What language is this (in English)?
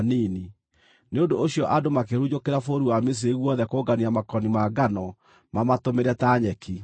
Kikuyu